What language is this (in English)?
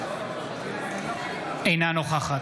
Hebrew